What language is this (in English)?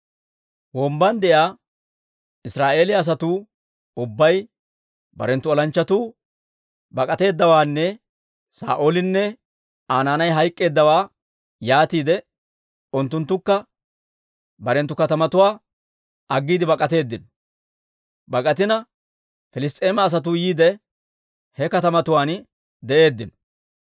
Dawro